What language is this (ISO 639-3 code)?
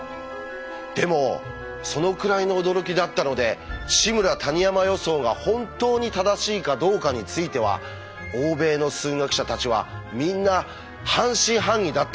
jpn